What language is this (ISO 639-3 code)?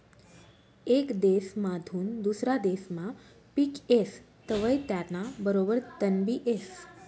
mar